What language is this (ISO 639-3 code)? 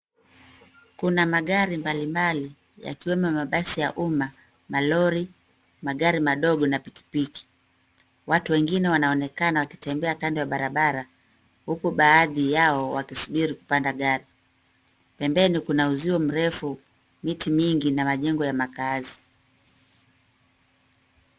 swa